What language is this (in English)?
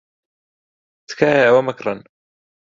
Central Kurdish